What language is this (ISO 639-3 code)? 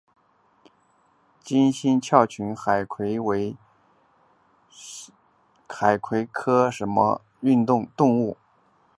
zho